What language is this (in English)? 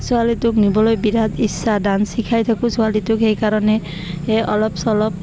Assamese